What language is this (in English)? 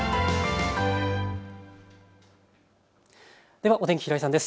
Japanese